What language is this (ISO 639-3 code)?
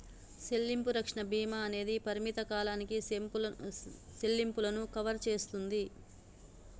tel